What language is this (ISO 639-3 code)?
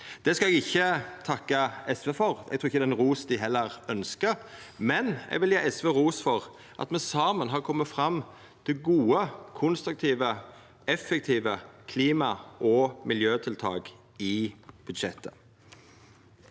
nor